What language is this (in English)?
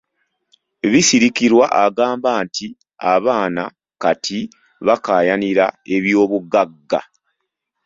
Ganda